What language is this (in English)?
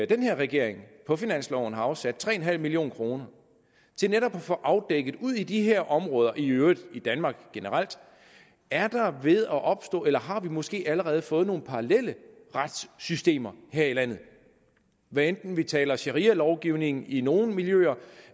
Danish